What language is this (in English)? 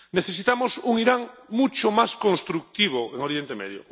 Spanish